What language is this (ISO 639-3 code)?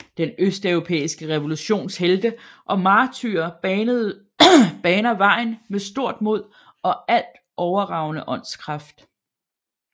dan